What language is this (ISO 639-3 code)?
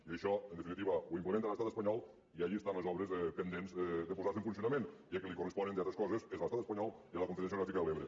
cat